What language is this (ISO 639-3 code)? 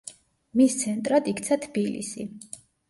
kat